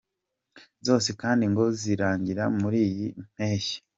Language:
Kinyarwanda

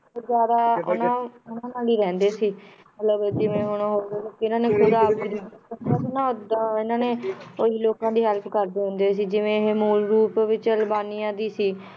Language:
Punjabi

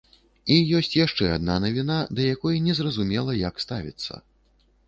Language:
Belarusian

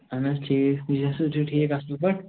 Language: Kashmiri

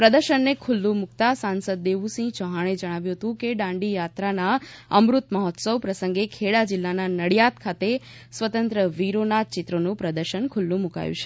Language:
Gujarati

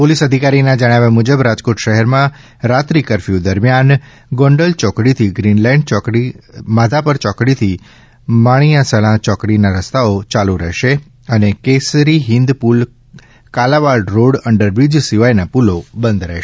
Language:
Gujarati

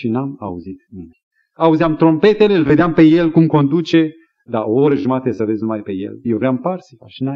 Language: Romanian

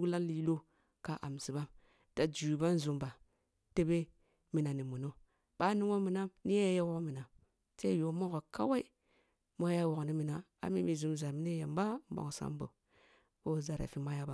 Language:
Kulung (Nigeria)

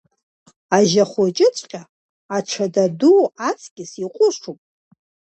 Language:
Abkhazian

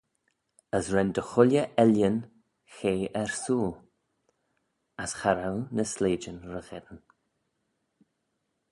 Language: Manx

